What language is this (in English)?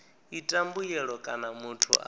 Venda